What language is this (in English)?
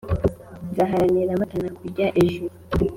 Kinyarwanda